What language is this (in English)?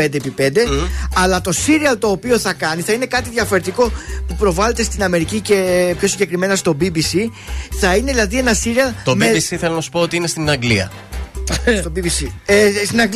Greek